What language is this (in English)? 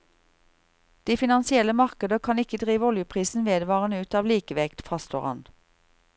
Norwegian